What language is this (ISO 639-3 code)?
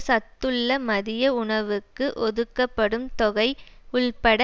tam